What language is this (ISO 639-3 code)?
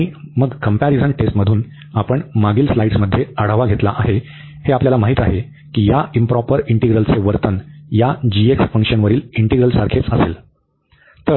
mar